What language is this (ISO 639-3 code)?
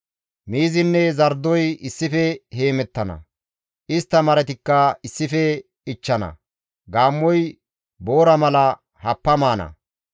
gmv